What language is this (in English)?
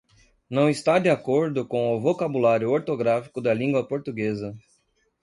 Portuguese